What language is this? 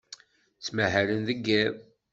Kabyle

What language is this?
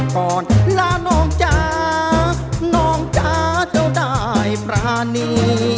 Thai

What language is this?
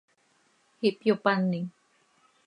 Seri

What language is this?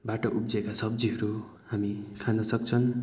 Nepali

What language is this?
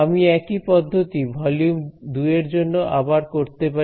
Bangla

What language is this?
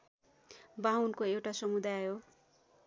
Nepali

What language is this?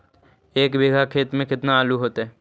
Magahi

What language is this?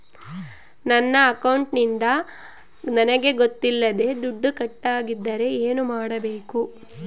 Kannada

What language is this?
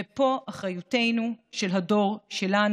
Hebrew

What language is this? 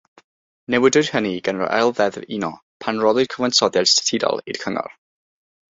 Welsh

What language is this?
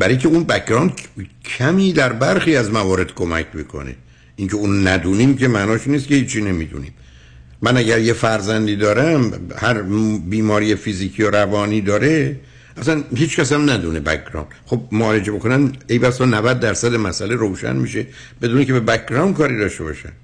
Persian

